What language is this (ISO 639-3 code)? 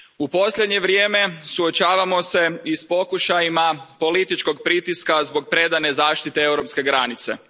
hrv